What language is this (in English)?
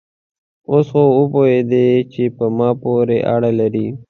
Pashto